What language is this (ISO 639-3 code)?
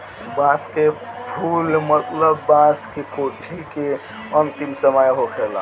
bho